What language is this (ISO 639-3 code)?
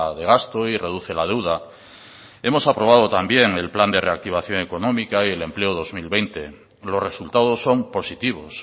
spa